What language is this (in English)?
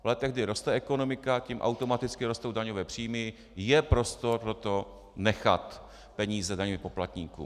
Czech